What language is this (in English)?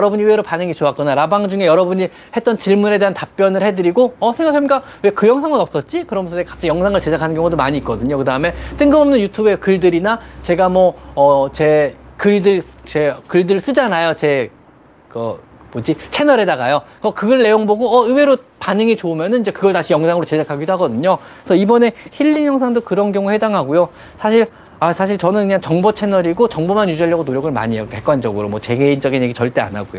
Korean